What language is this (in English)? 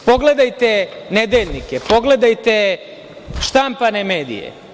Serbian